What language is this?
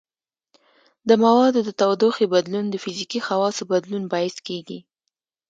Pashto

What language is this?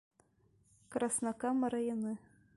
Bashkir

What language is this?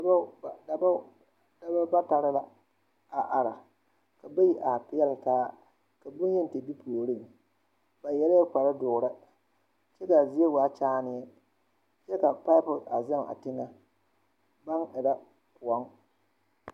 Southern Dagaare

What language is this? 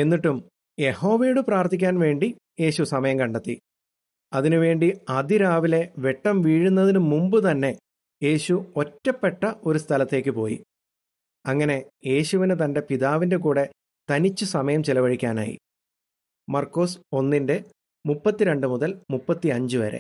Malayalam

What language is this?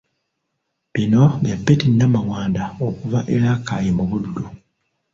Ganda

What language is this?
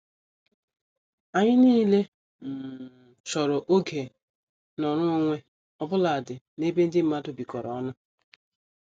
Igbo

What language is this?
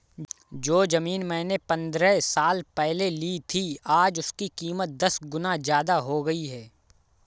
Hindi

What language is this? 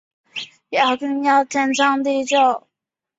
Chinese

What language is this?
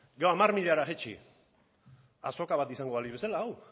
Basque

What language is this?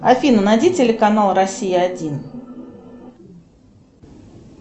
Russian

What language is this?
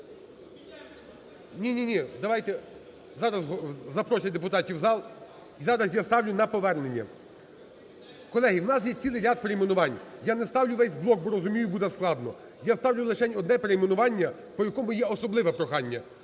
Ukrainian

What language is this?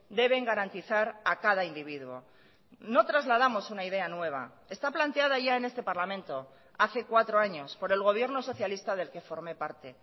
Spanish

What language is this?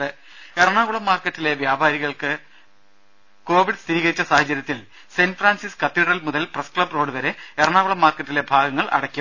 Malayalam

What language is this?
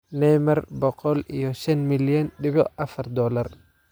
Somali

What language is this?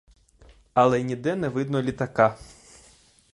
Ukrainian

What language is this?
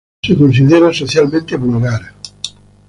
Spanish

